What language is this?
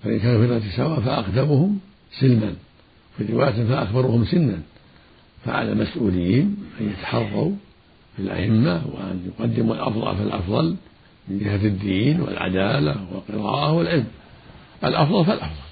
Arabic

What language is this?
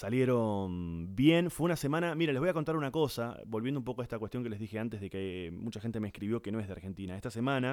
Spanish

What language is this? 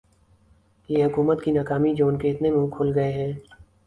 Urdu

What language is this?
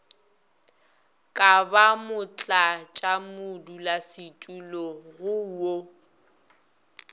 Northern Sotho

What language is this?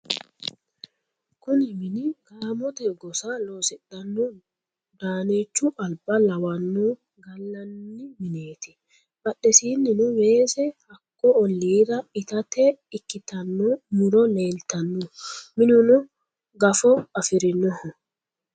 Sidamo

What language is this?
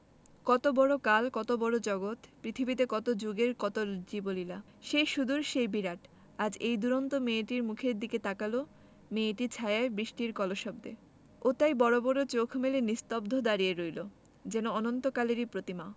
Bangla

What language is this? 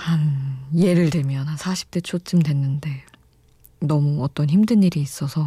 Korean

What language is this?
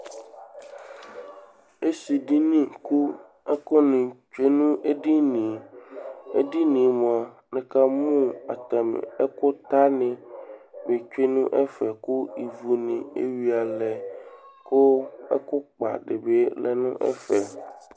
Ikposo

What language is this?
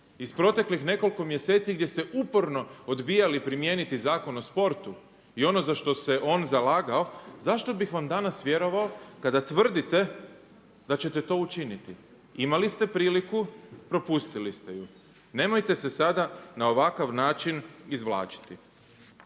Croatian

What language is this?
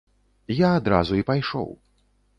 Belarusian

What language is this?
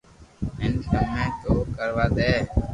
Loarki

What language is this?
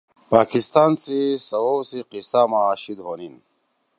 Torwali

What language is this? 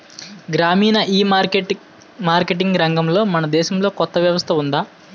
Telugu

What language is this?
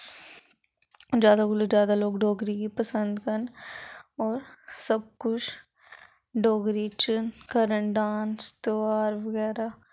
Dogri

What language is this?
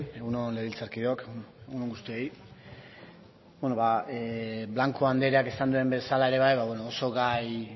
Basque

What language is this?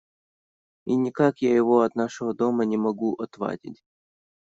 Russian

